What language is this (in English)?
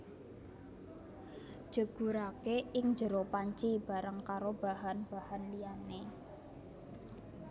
Javanese